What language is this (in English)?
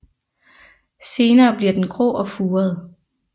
Danish